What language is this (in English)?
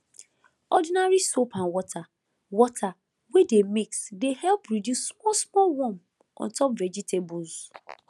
Nigerian Pidgin